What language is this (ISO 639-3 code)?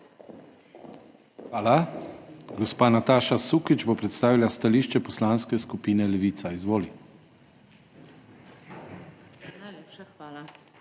slv